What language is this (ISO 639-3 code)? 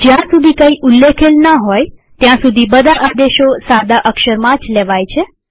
guj